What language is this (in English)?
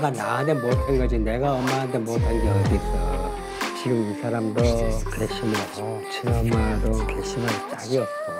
Korean